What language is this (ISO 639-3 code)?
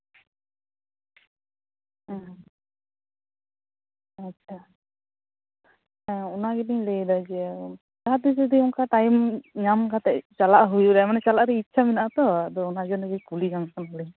sat